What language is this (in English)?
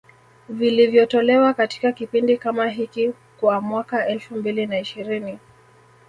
Swahili